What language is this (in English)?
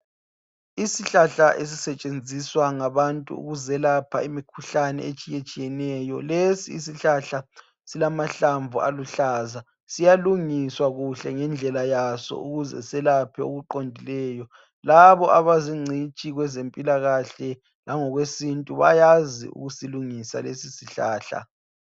North Ndebele